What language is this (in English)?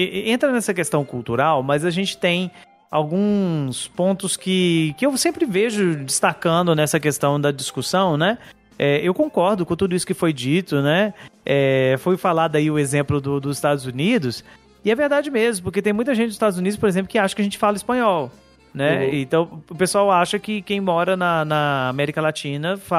Portuguese